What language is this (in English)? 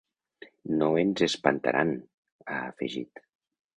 Catalan